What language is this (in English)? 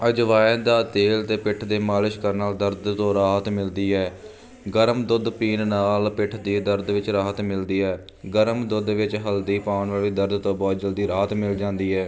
Punjabi